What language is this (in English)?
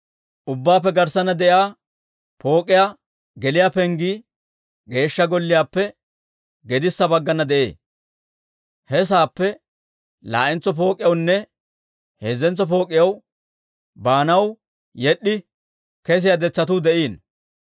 Dawro